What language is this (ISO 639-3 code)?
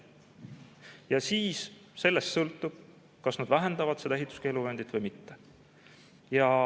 est